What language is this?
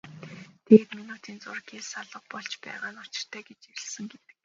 Mongolian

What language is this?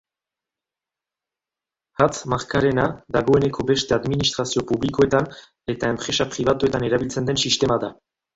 Basque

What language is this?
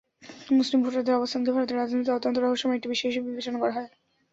Bangla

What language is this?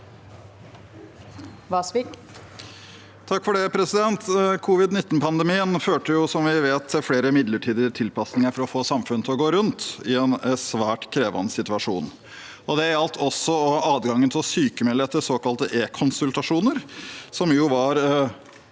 Norwegian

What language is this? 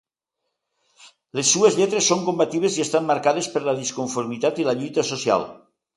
Catalan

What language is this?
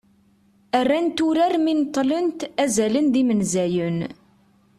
Kabyle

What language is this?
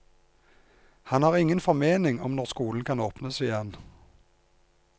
Norwegian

